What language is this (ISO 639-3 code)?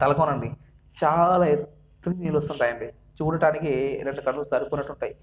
tel